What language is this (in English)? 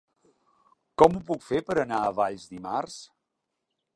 Catalan